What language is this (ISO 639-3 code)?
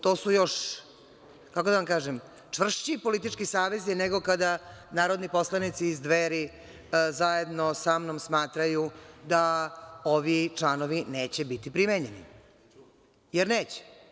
srp